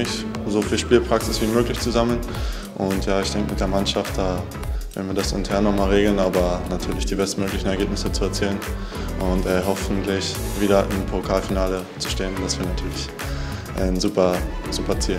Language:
German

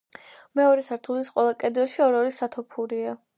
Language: Georgian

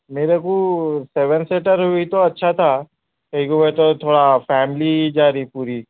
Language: Urdu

